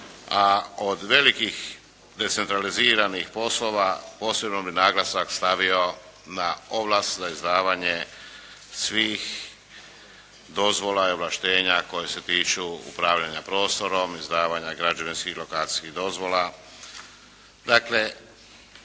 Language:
Croatian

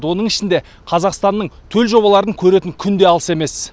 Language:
Kazakh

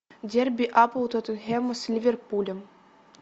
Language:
Russian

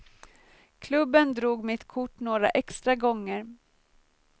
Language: Swedish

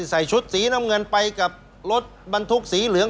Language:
Thai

